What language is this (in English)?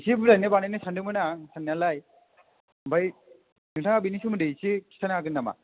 Bodo